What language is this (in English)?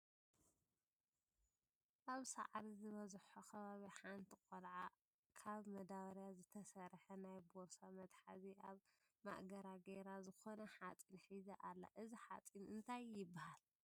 Tigrinya